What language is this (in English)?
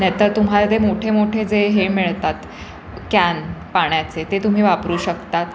Marathi